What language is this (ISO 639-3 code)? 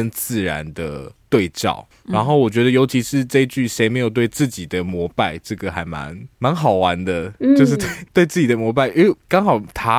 zho